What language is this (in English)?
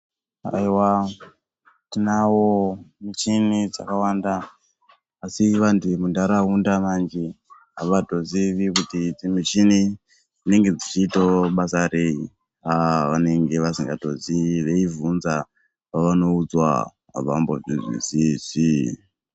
Ndau